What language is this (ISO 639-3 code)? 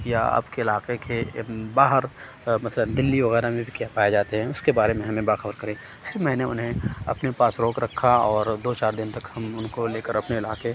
urd